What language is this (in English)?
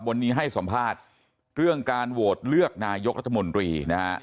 Thai